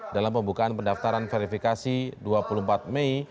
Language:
Indonesian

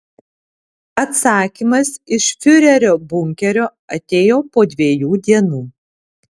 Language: Lithuanian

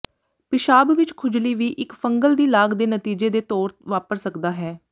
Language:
Punjabi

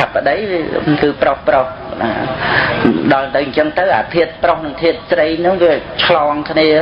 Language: Khmer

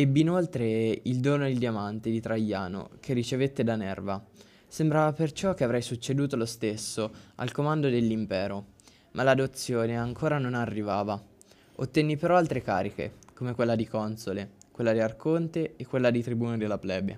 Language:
Italian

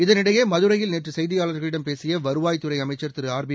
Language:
Tamil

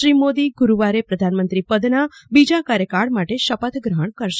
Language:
Gujarati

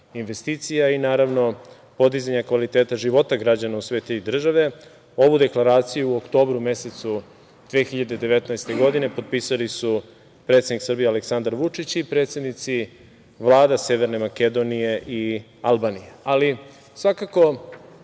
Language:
Serbian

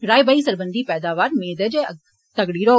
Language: Dogri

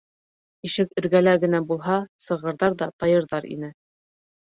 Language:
Bashkir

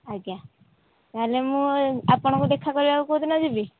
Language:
Odia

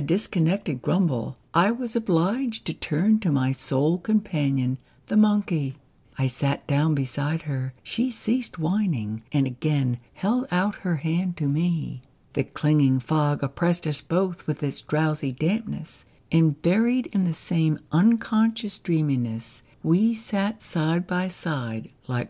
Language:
English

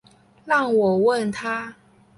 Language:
Chinese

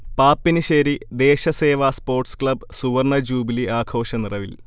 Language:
Malayalam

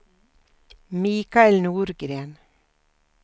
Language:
Swedish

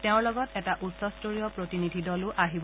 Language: Assamese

